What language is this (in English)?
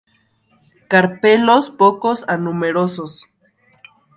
Spanish